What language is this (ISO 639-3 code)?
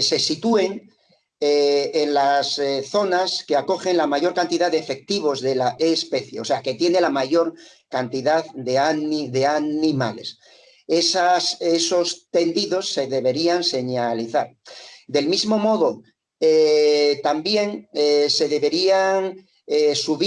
spa